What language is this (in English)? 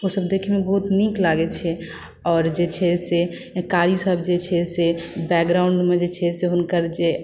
Maithili